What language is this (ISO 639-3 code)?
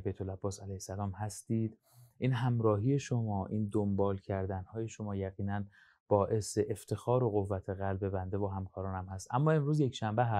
fas